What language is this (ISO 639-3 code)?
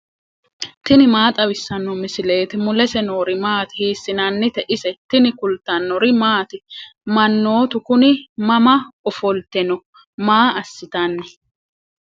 sid